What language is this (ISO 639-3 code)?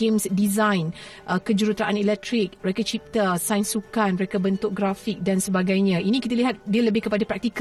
msa